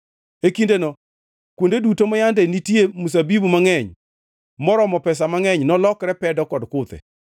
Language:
Luo (Kenya and Tanzania)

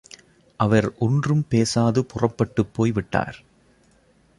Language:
Tamil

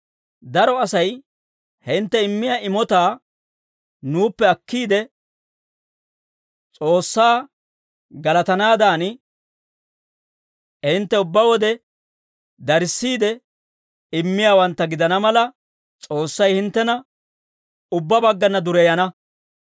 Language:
Dawro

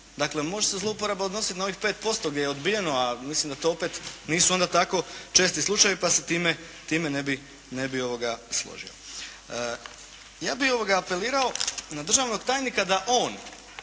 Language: Croatian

